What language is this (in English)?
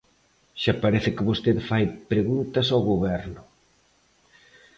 Galician